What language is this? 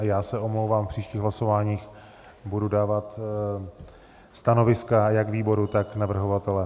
Czech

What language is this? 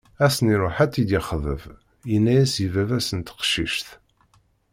Kabyle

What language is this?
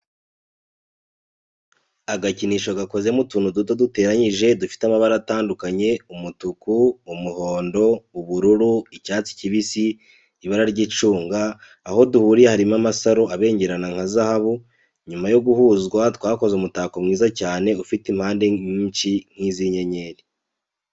Kinyarwanda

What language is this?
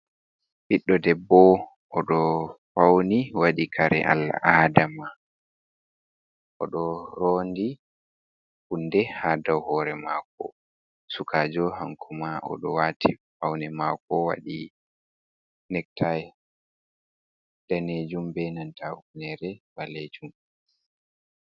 Fula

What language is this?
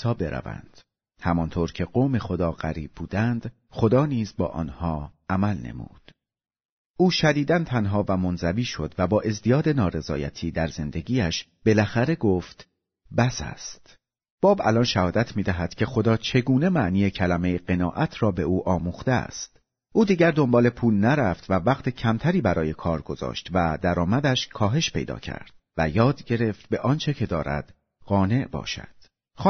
Persian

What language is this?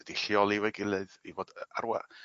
Welsh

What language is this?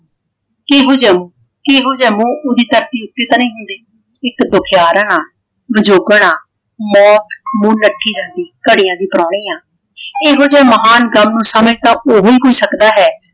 Punjabi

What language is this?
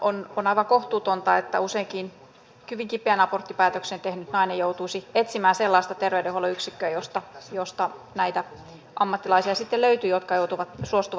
Finnish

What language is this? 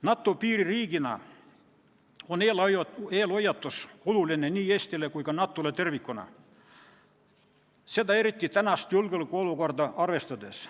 Estonian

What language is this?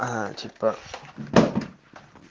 Russian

